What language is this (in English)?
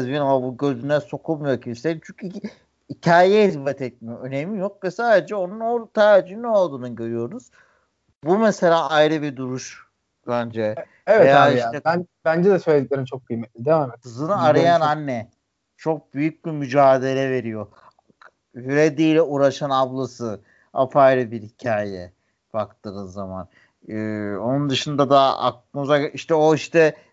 Turkish